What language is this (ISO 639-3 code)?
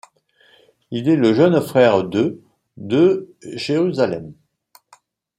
fra